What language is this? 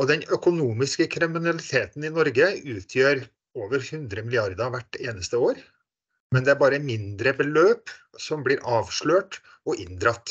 Norwegian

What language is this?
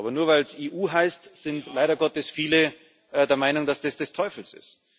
German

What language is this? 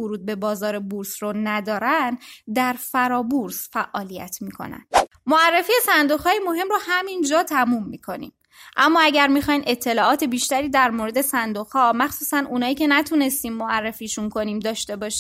Persian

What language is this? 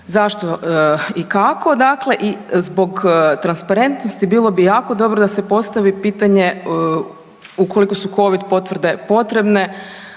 Croatian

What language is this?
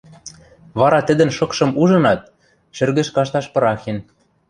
Western Mari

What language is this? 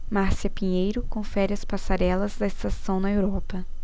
Portuguese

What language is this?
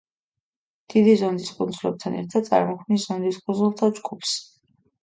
Georgian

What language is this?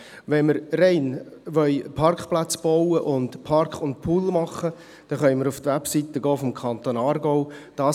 Swiss German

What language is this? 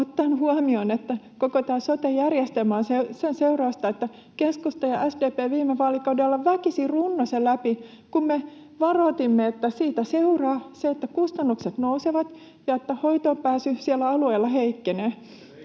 Finnish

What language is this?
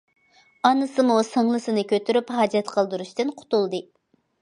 Uyghur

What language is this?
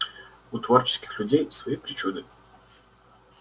Russian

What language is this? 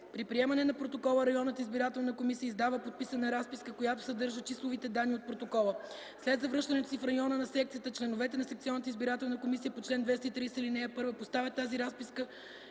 Bulgarian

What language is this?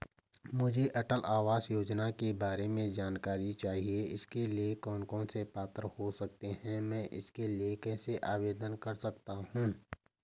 Hindi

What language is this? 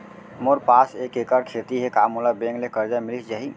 Chhattisgarhi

